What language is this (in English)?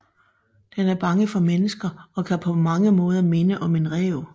Danish